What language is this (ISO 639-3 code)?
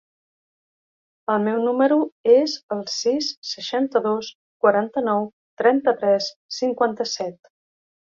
cat